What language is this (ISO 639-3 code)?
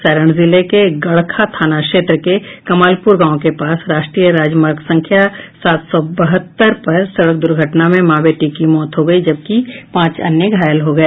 hin